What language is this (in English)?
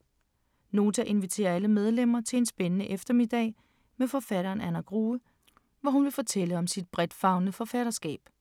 Danish